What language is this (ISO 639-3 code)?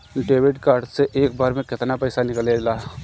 bho